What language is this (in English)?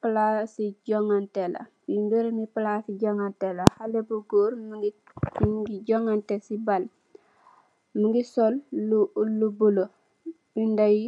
Wolof